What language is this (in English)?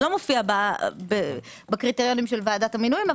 Hebrew